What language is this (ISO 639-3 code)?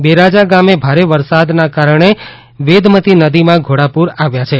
guj